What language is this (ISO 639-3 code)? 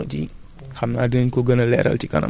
wol